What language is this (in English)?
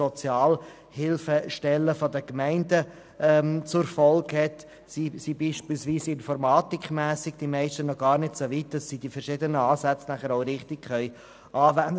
Swiss German